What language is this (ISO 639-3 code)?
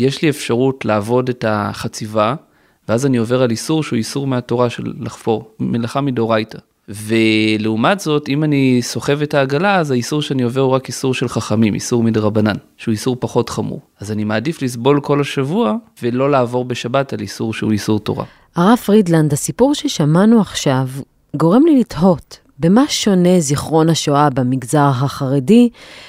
heb